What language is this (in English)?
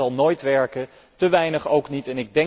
Dutch